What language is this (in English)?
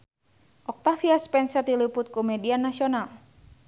Sundanese